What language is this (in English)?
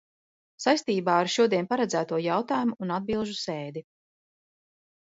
Latvian